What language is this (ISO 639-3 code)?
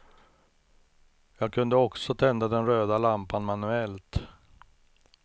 swe